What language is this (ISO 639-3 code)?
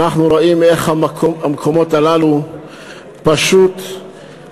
heb